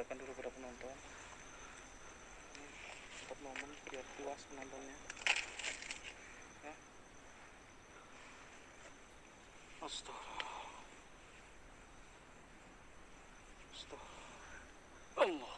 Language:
Indonesian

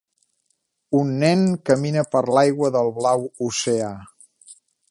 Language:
Catalan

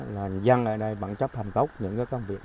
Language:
Vietnamese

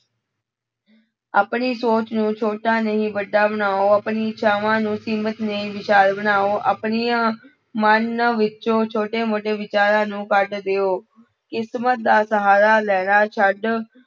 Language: Punjabi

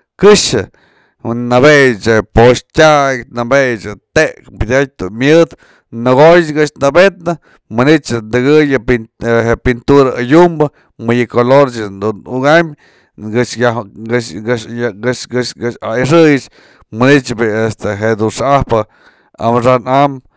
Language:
Mazatlán Mixe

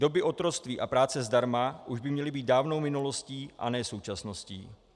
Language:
Czech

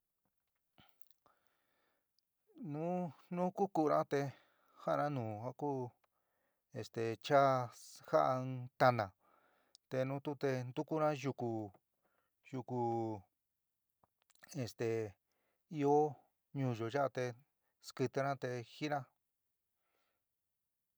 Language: San Miguel El Grande Mixtec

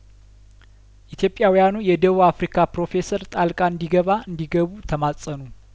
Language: Amharic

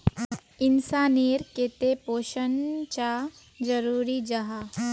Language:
Magahi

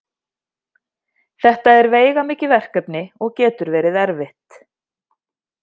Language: Icelandic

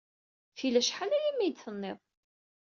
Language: Kabyle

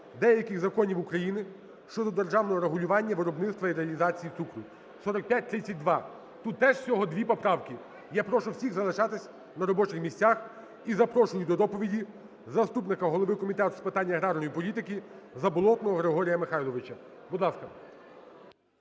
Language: Ukrainian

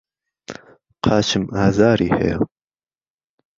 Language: Central Kurdish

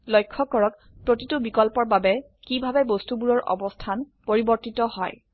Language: Assamese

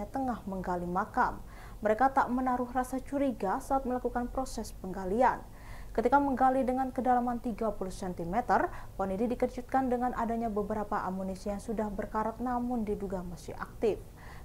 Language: Indonesian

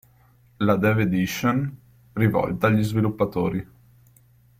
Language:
Italian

